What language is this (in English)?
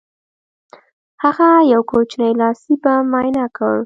Pashto